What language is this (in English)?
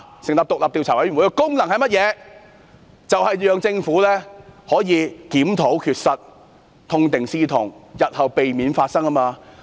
Cantonese